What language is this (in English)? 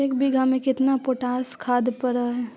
Magahi